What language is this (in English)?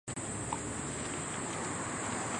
Chinese